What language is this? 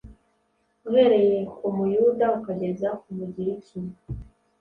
Kinyarwanda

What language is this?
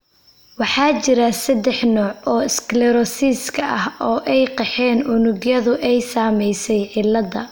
Somali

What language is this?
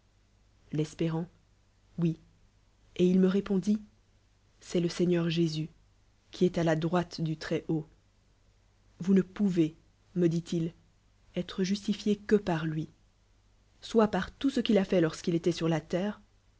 French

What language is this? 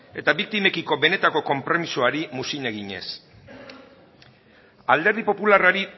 Basque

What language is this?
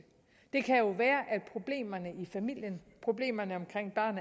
Danish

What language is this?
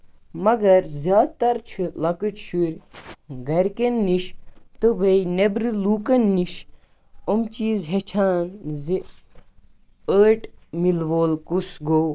Kashmiri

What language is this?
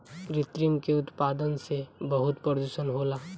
Bhojpuri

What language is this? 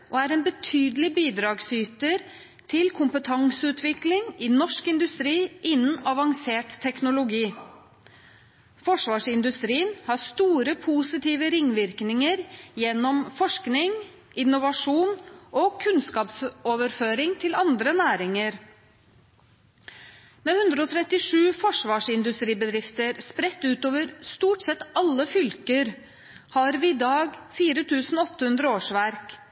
Norwegian Bokmål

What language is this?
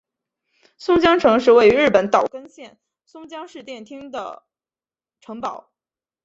Chinese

